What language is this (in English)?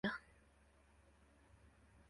Swahili